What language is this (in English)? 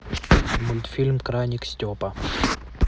Russian